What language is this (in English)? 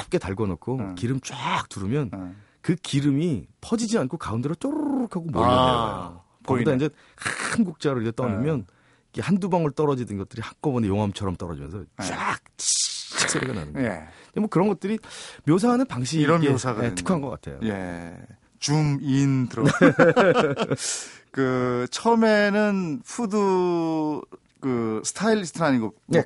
Korean